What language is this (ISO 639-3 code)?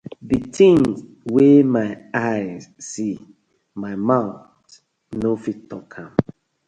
pcm